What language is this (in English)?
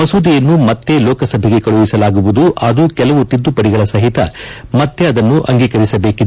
Kannada